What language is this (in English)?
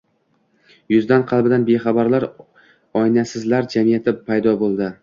Uzbek